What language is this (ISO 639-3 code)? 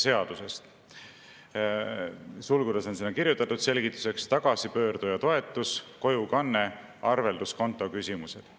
est